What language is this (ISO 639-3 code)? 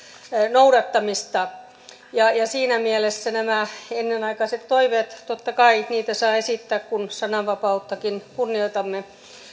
fin